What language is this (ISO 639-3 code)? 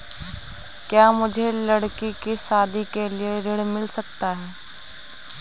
hin